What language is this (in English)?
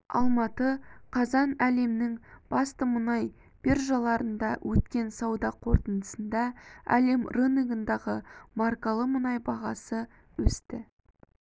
Kazakh